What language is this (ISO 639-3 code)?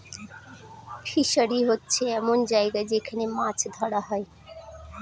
ben